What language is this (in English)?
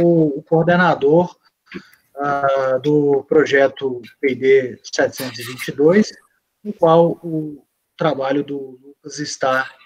Portuguese